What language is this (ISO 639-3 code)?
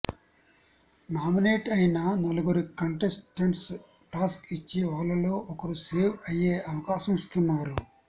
tel